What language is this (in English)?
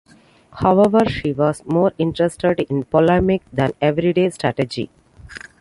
English